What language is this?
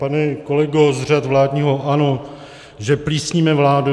Czech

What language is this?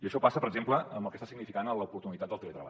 Catalan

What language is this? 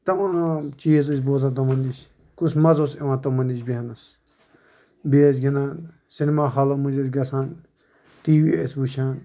Kashmiri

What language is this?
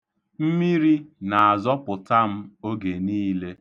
Igbo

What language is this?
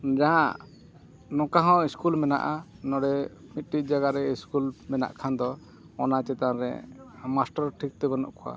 Santali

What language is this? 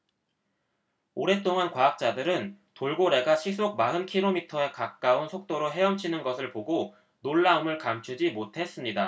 Korean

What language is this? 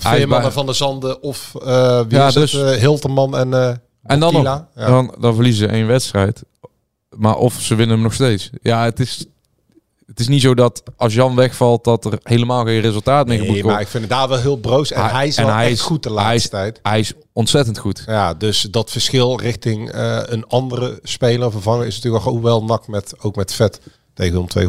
Dutch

